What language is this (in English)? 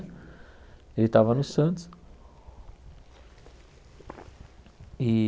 Portuguese